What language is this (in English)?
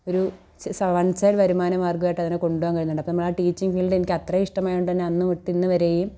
Malayalam